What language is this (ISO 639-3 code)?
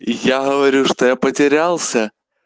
rus